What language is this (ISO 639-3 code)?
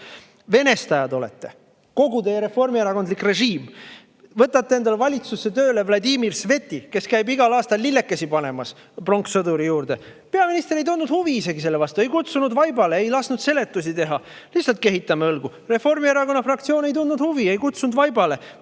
est